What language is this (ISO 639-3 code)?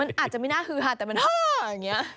tha